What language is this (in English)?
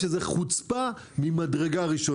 Hebrew